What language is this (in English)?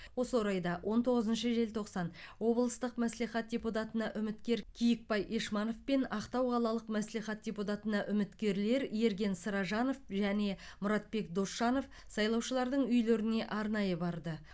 Kazakh